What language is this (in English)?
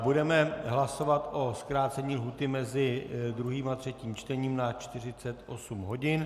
Czech